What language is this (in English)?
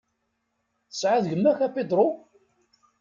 Kabyle